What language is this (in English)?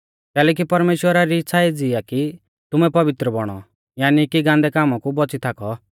Mahasu Pahari